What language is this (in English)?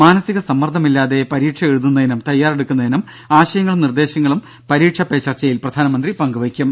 Malayalam